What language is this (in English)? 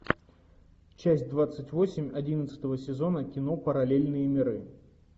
Russian